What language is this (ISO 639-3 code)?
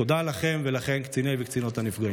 heb